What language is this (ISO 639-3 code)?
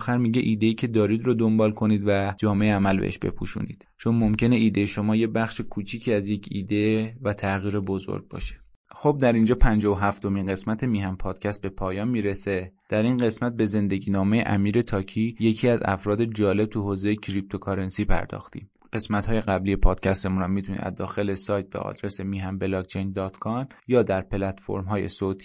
fas